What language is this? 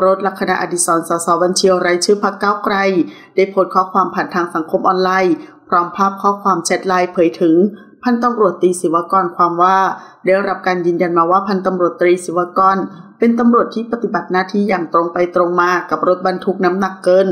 Thai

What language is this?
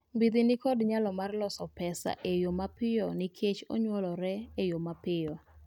Luo (Kenya and Tanzania)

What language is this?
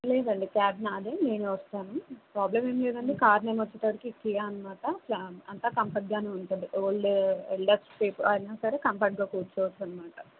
Telugu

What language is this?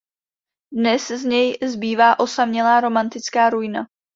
Czech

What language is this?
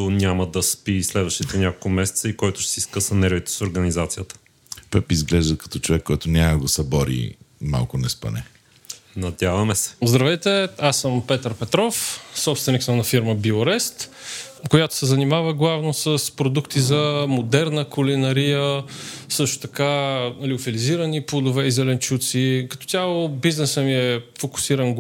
Bulgarian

